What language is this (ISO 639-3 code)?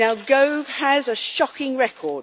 eng